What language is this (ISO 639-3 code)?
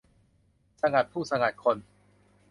tha